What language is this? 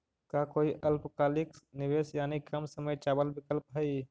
Magahi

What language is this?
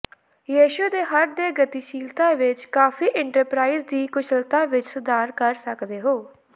Punjabi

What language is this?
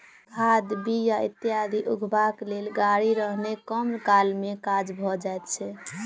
Maithili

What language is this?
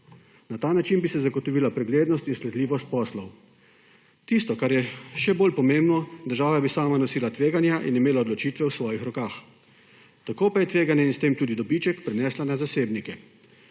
Slovenian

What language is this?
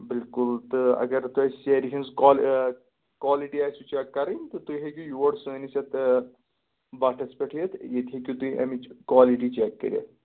Kashmiri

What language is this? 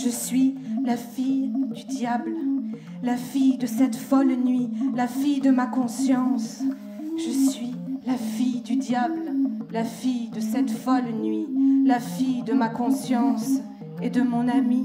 French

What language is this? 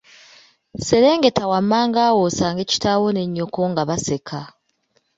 Ganda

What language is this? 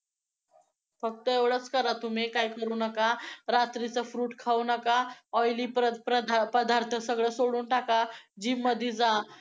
Marathi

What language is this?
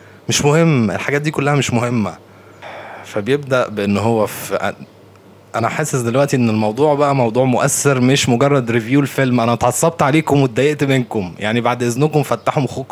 Arabic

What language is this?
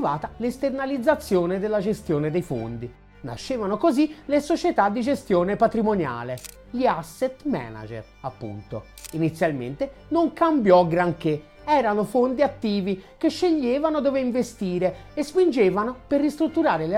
Italian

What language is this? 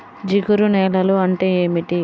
Telugu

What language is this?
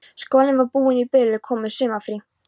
Icelandic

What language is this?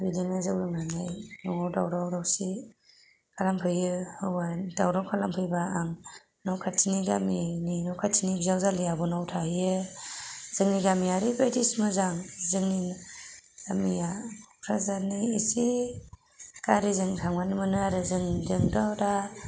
Bodo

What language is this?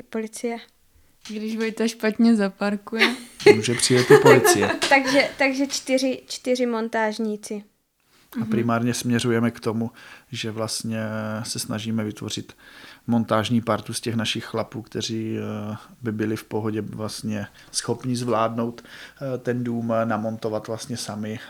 Czech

